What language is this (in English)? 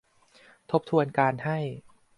Thai